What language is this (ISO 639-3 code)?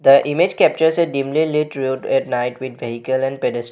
eng